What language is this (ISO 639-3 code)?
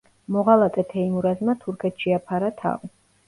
kat